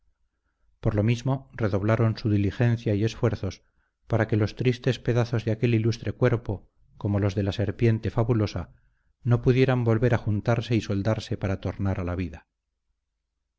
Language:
Spanish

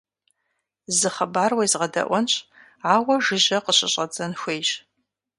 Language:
Kabardian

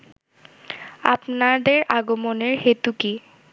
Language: Bangla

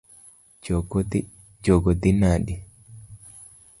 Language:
Luo (Kenya and Tanzania)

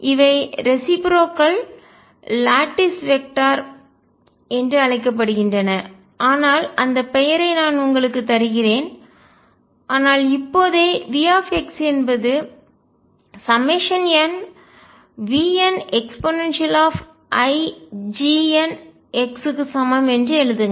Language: Tamil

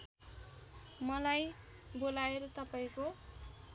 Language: Nepali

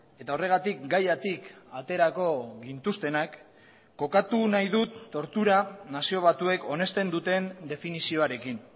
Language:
Basque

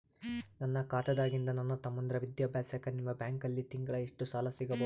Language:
Kannada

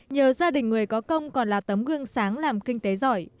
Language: Vietnamese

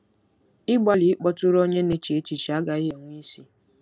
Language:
Igbo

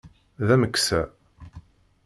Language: Kabyle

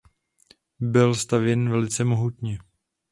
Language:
Czech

